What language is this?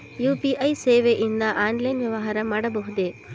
Kannada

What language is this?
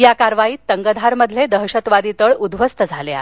Marathi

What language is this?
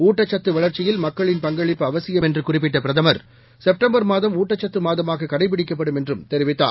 Tamil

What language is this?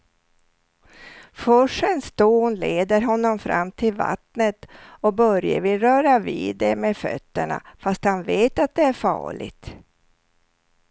Swedish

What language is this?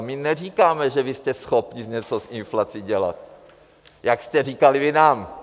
Czech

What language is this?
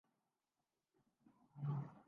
Urdu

